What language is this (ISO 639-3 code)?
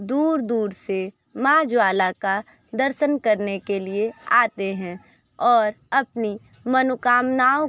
hin